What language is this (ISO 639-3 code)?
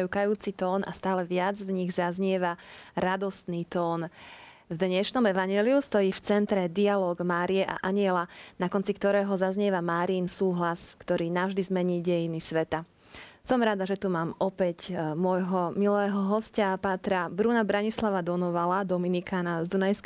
slk